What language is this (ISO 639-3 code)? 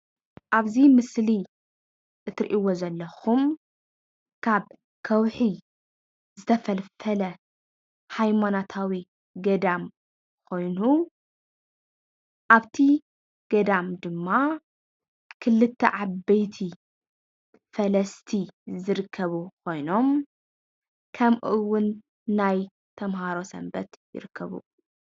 tir